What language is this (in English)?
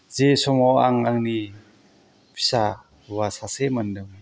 Bodo